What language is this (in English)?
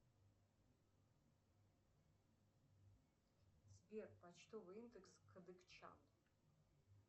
Russian